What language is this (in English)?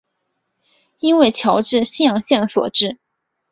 Chinese